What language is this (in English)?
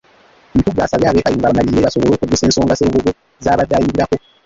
Ganda